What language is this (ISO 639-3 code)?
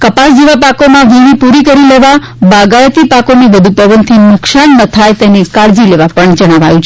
guj